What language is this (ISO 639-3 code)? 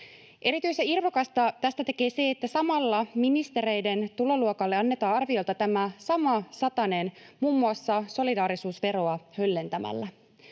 fin